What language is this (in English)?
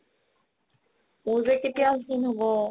Assamese